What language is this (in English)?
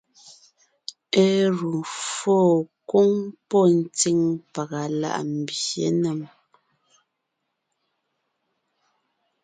Ngiemboon